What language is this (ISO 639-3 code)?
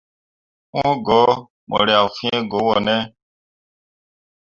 mua